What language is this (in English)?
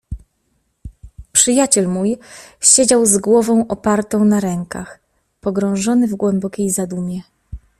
Polish